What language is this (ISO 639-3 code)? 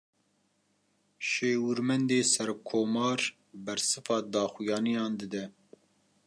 kur